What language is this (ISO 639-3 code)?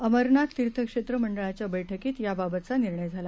mar